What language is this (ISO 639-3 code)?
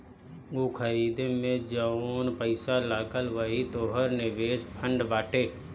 bho